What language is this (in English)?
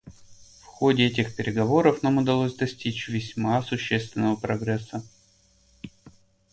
Russian